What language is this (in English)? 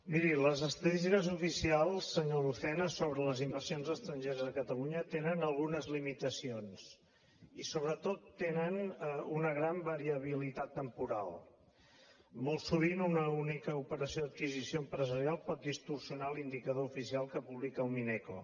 Catalan